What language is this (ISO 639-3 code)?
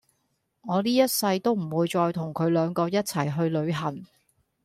yue